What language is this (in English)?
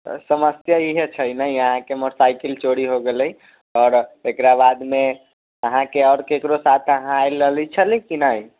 Maithili